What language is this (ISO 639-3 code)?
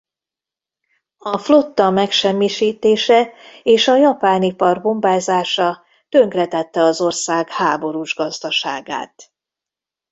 hun